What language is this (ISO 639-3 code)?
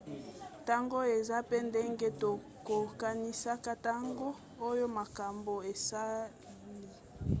lin